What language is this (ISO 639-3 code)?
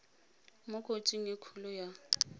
tsn